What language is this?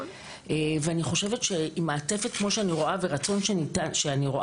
Hebrew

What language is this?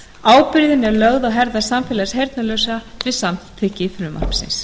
Icelandic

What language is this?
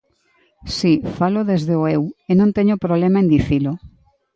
Galician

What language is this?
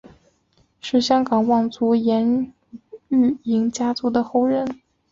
Chinese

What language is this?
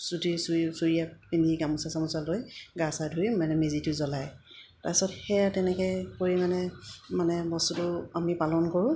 Assamese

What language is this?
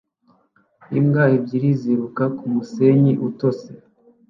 Kinyarwanda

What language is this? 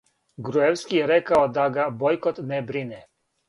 Serbian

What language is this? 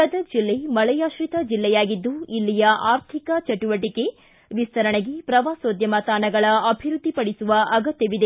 Kannada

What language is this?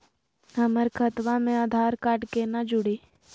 Magahi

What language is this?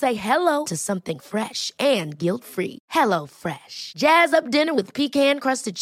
Swedish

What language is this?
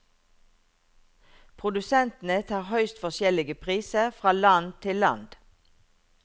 Norwegian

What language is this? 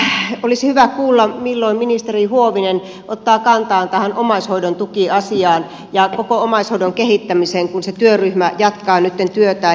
Finnish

